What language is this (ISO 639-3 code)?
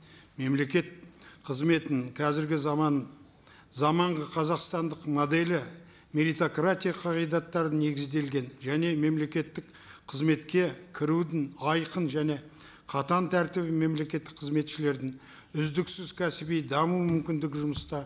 kaz